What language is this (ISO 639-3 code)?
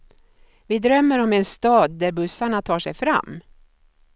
swe